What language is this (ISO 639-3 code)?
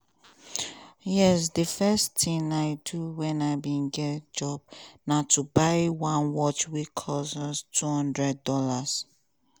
pcm